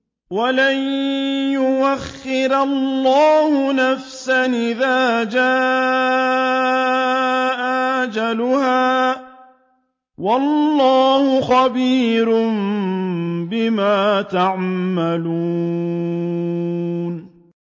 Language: Arabic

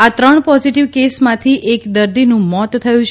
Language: Gujarati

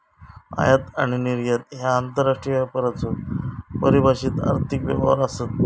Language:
Marathi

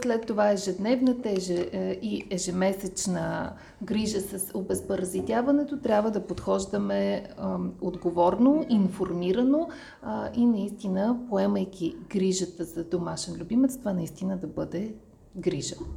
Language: Bulgarian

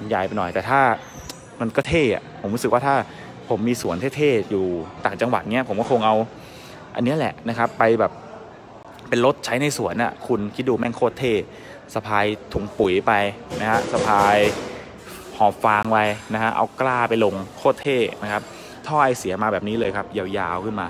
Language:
Thai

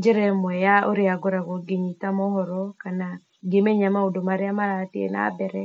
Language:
Kikuyu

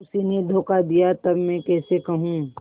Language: Hindi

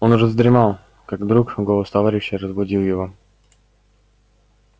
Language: Russian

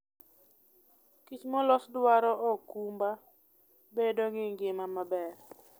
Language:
Luo (Kenya and Tanzania)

